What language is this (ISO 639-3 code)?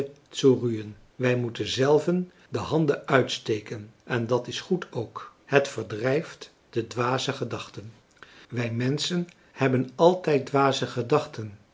nld